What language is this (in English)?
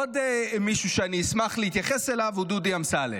Hebrew